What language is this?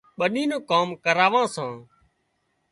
Wadiyara Koli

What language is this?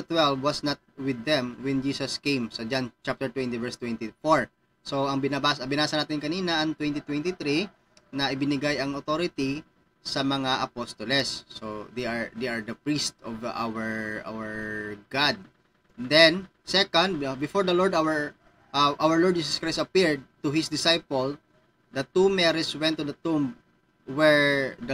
Filipino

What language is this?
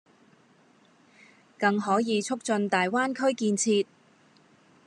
Cantonese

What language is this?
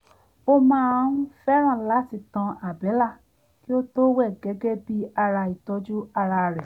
Yoruba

